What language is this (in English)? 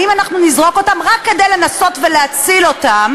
Hebrew